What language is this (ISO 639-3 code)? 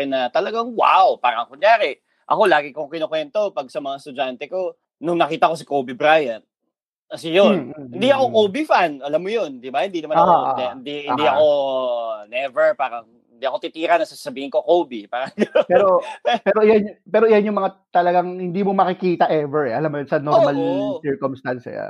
fil